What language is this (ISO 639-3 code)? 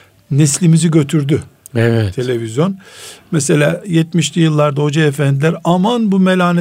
tur